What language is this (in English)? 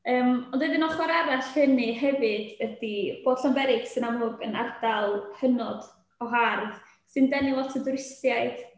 Welsh